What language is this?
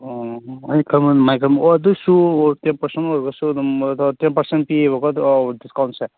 Manipuri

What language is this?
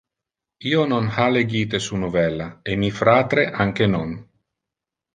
Interlingua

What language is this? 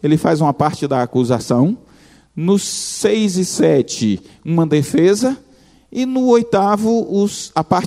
Portuguese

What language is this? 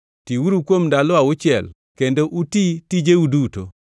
Luo (Kenya and Tanzania)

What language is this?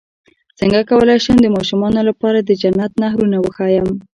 Pashto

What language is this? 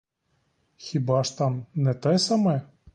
Ukrainian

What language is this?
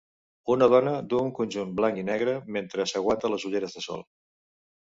Catalan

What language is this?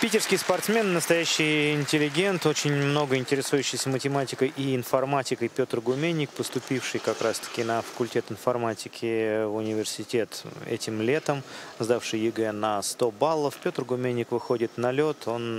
Russian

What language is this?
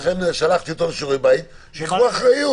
Hebrew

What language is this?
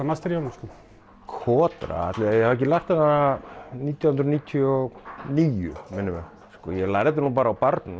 Icelandic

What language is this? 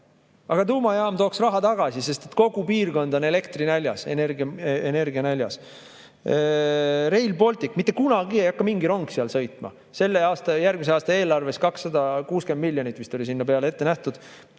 Estonian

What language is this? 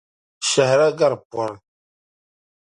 Dagbani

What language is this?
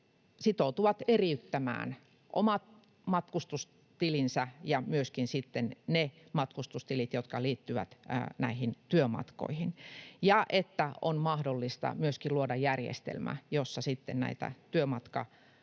Finnish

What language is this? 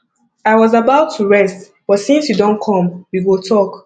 Nigerian Pidgin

